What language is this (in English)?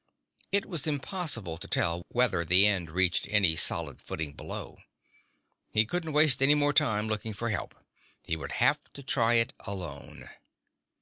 English